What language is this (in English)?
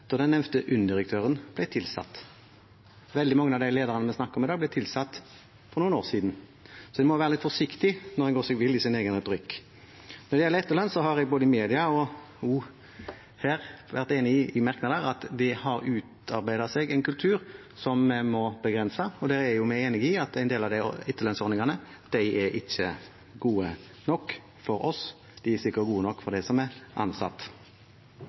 Norwegian Bokmål